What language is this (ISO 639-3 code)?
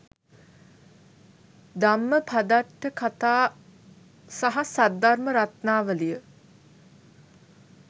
sin